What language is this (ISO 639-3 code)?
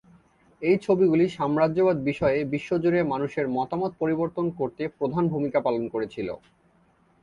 ben